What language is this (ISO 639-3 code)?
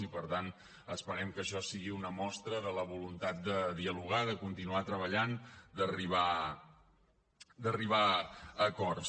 cat